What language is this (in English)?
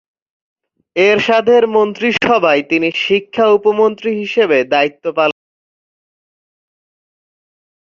Bangla